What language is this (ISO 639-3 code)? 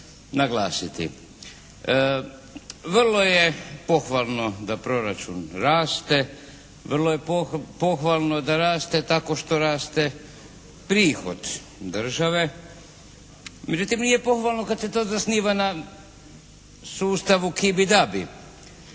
hrv